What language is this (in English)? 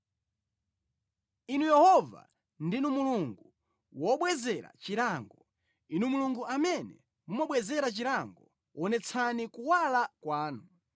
Nyanja